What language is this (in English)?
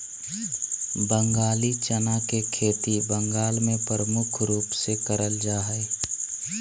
Magahi